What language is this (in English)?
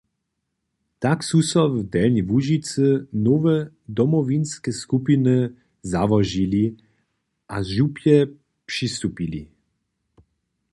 Upper Sorbian